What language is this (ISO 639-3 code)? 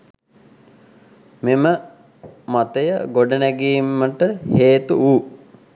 sin